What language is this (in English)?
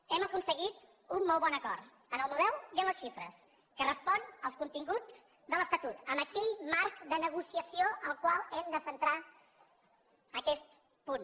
Catalan